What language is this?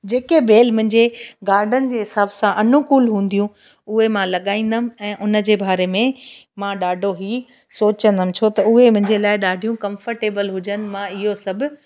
Sindhi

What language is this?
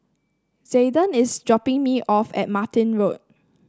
English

